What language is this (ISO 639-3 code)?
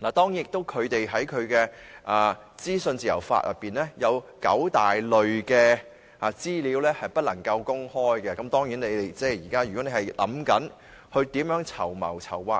yue